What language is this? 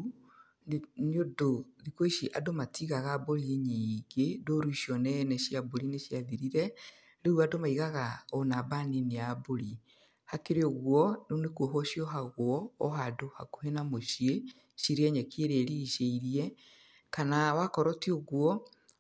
Kikuyu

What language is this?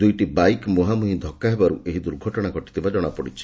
Odia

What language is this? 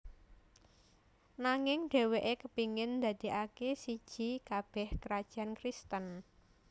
Javanese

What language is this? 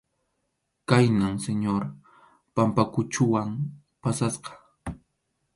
Arequipa-La Unión Quechua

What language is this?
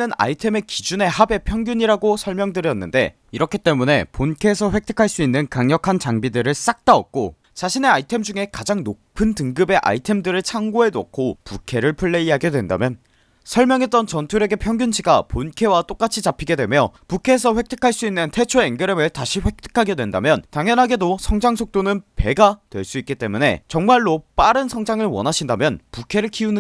Korean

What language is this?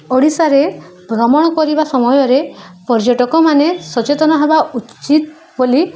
Odia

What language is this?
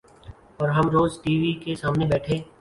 Urdu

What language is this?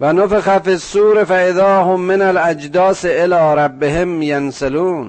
Persian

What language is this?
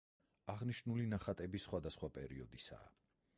Georgian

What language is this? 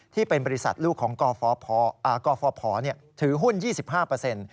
Thai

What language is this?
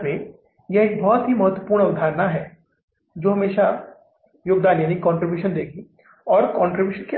Hindi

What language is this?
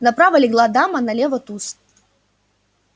Russian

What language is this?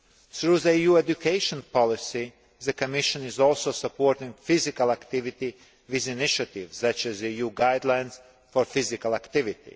English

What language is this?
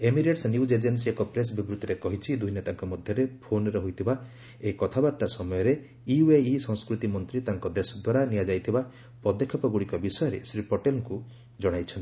Odia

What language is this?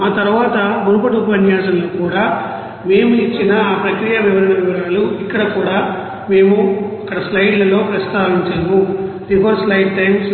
Telugu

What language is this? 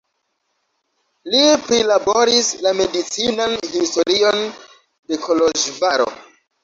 Esperanto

